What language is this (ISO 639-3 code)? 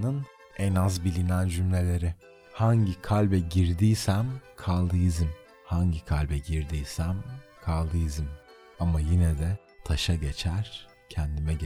tur